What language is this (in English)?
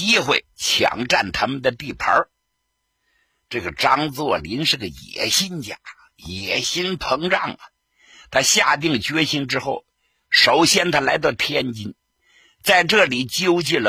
Chinese